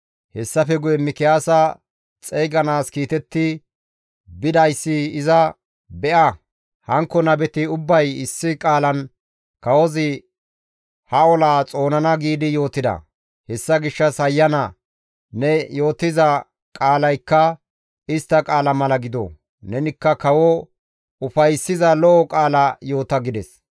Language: Gamo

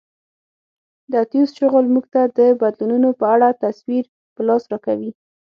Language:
Pashto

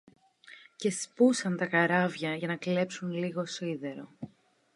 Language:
Greek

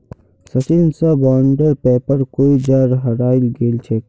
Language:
Magahi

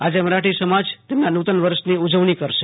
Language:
Gujarati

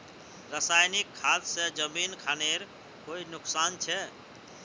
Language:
Magahi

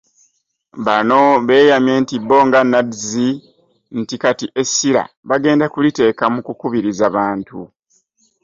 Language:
Ganda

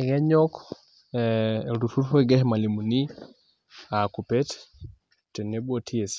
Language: Masai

